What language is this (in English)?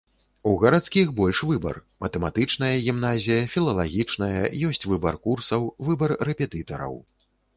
Belarusian